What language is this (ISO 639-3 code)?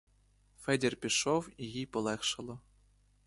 ukr